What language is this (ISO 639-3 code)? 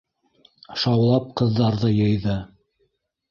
bak